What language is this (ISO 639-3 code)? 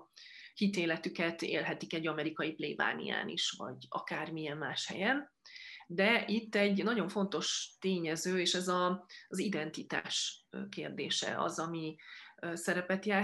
hun